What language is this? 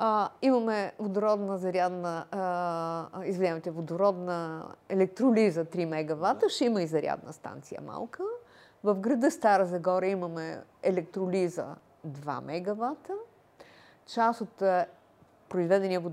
Bulgarian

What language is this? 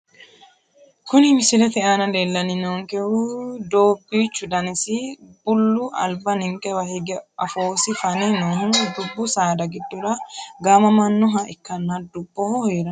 Sidamo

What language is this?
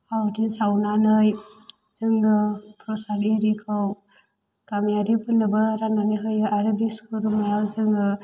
Bodo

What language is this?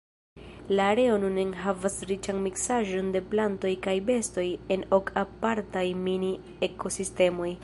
Esperanto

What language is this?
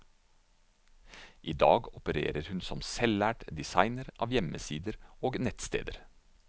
Norwegian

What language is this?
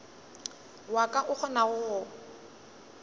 Northern Sotho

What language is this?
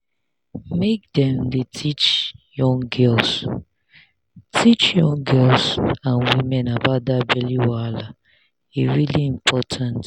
Nigerian Pidgin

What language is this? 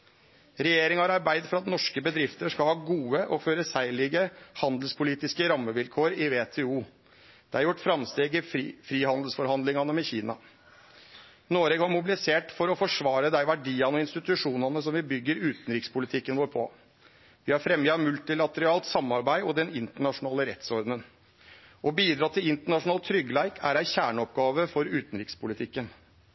Norwegian Nynorsk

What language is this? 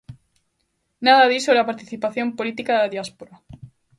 Galician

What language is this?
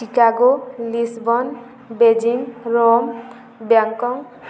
Odia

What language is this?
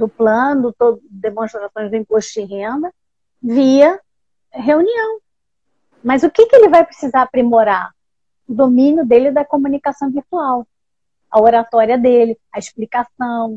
Portuguese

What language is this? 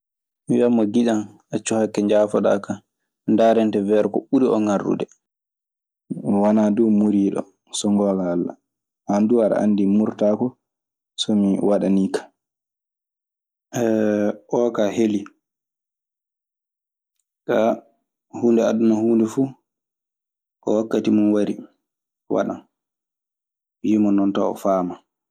Maasina Fulfulde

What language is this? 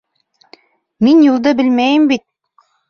Bashkir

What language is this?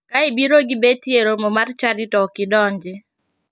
Luo (Kenya and Tanzania)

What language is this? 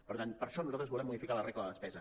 Catalan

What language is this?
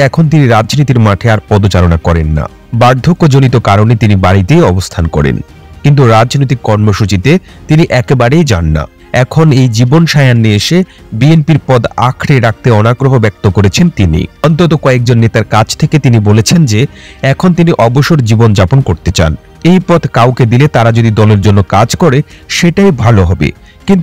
Bangla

